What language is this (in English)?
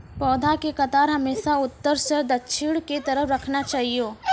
Maithili